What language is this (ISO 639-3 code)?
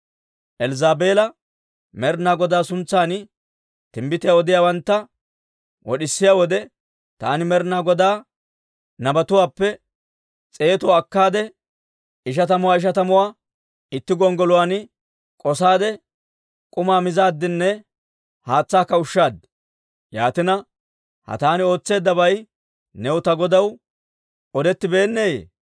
dwr